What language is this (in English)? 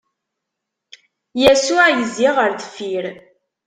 Kabyle